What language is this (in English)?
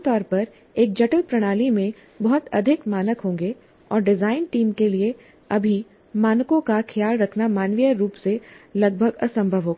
Hindi